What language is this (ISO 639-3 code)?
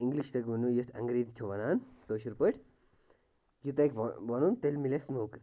kas